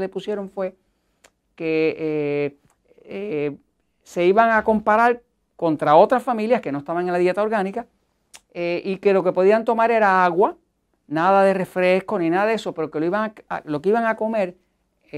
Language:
Spanish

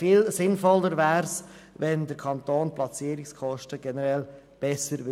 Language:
Swiss German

